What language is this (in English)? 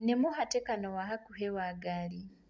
Kikuyu